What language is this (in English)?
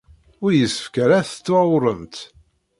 Kabyle